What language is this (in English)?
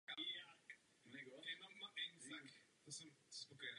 Czech